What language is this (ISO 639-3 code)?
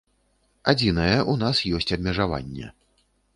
bel